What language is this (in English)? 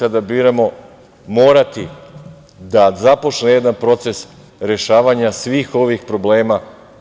Serbian